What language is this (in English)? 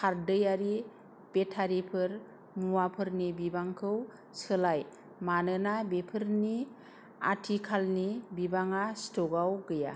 Bodo